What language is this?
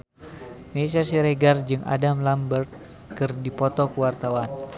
Sundanese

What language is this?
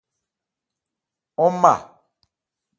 Ebrié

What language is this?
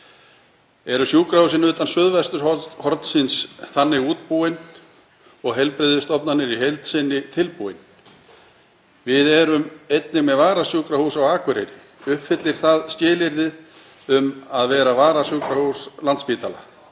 Icelandic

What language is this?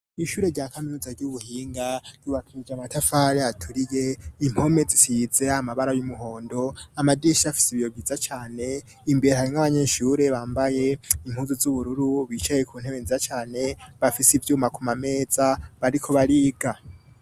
Rundi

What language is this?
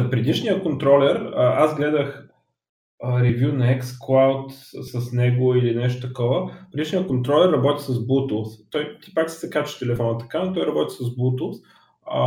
Bulgarian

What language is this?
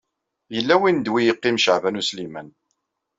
Kabyle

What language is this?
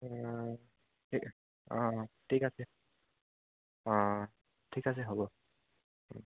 Assamese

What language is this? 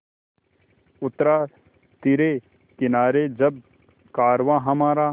Hindi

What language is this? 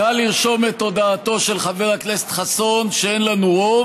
Hebrew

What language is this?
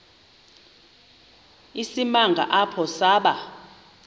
Xhosa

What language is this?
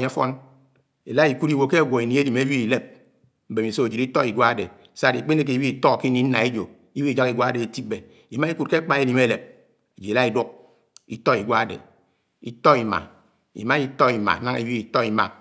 Anaang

